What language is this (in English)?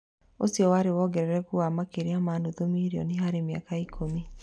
Kikuyu